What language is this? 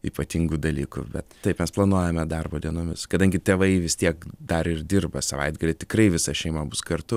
Lithuanian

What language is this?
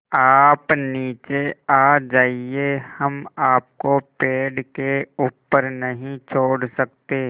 Hindi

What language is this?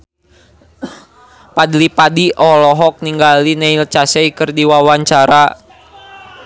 Sundanese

